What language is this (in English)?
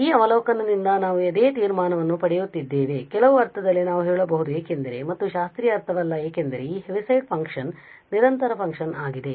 Kannada